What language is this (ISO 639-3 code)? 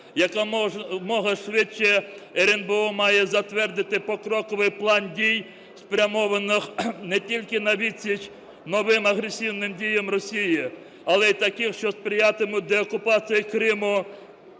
ukr